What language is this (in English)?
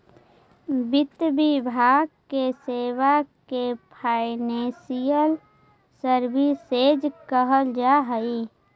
Magahi